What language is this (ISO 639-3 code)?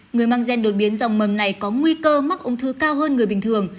vie